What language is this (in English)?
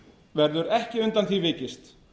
Icelandic